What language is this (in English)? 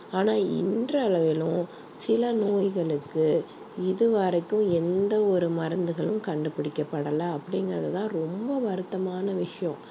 Tamil